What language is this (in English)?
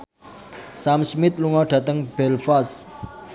Javanese